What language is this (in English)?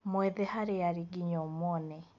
Kikuyu